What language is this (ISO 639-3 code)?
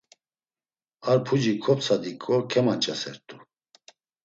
lzz